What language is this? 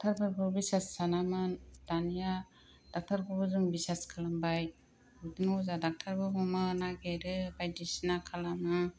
Bodo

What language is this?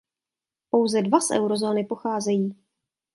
Czech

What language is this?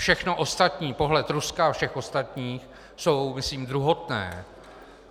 Czech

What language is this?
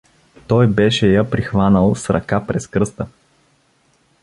Bulgarian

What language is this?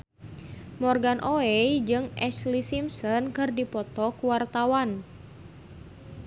Sundanese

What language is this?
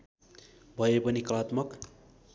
Nepali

